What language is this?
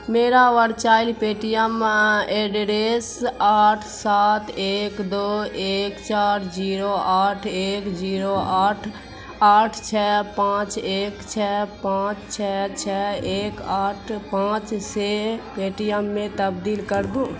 Urdu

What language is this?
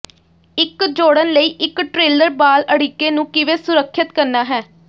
Punjabi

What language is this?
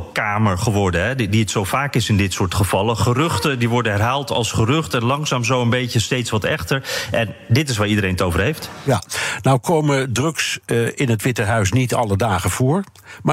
Dutch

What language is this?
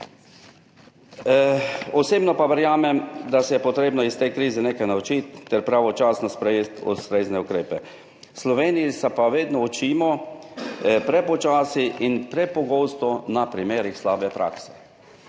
Slovenian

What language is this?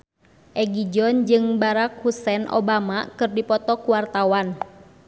Sundanese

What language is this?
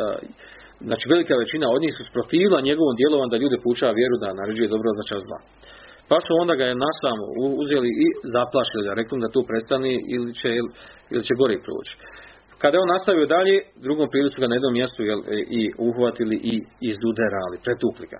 Croatian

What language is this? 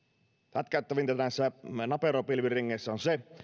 Finnish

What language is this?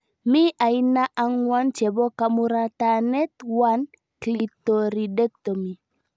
Kalenjin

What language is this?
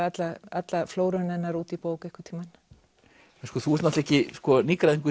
Icelandic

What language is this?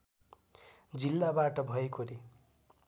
Nepali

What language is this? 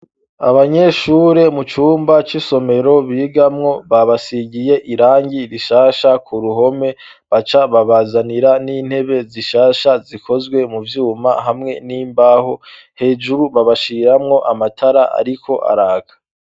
Rundi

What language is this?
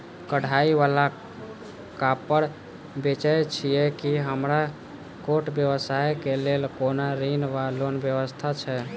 Maithili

